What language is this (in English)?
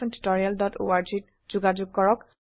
Assamese